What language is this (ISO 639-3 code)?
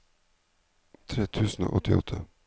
nor